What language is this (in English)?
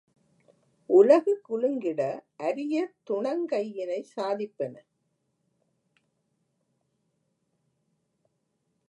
Tamil